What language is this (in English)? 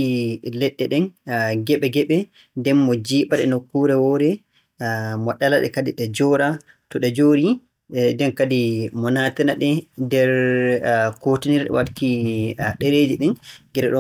Borgu Fulfulde